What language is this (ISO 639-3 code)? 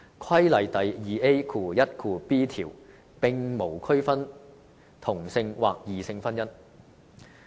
yue